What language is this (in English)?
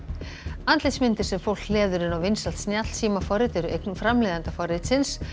Icelandic